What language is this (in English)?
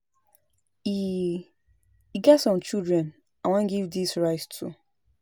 Nigerian Pidgin